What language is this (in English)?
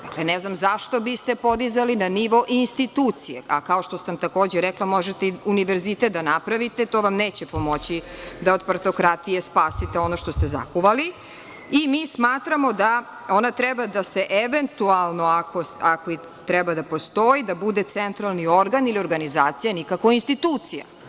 Serbian